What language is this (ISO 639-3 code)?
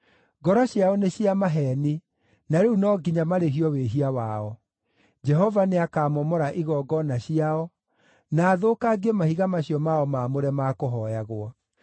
kik